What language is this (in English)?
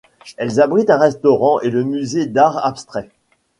French